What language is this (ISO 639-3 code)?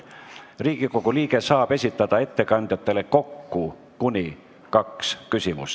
est